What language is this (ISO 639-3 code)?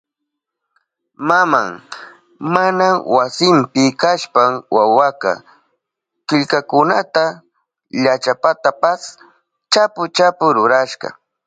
qup